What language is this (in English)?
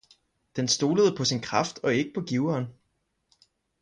Danish